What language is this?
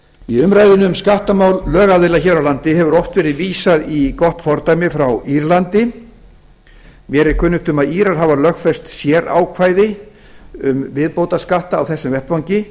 Icelandic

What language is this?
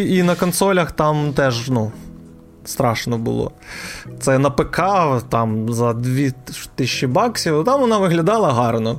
Ukrainian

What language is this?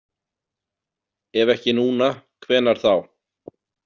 Icelandic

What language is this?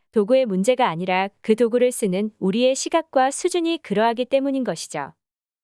Korean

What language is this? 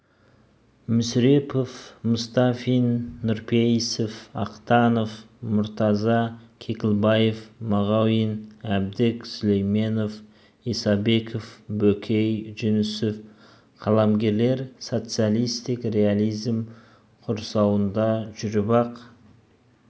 Kazakh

